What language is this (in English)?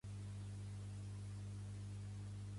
Catalan